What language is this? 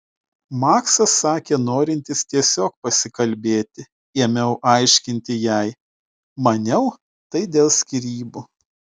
Lithuanian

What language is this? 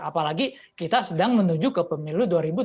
Indonesian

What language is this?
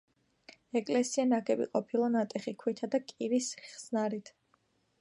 Georgian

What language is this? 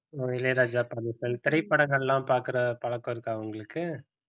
Tamil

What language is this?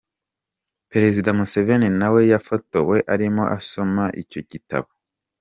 Kinyarwanda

